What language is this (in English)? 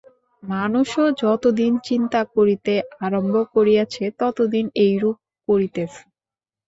Bangla